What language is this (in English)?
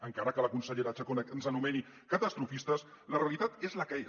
Catalan